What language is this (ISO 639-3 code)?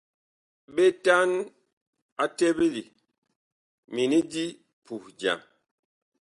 bkh